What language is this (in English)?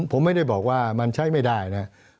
Thai